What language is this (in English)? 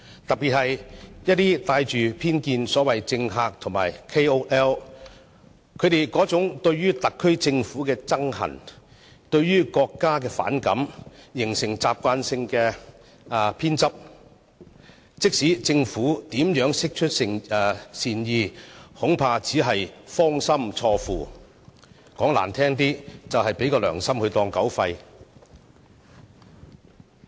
Cantonese